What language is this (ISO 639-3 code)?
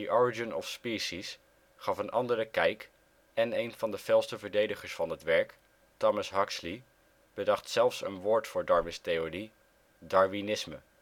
nld